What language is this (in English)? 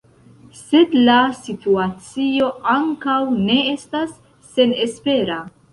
Esperanto